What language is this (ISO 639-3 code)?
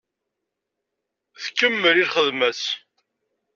kab